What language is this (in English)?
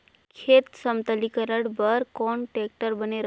Chhattisgarhi